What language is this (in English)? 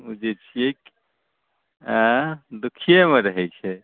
Maithili